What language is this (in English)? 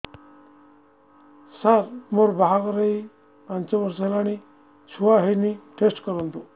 Odia